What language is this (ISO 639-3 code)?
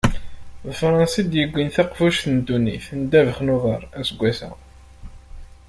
kab